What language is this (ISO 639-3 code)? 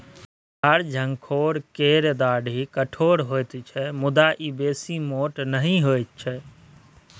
mai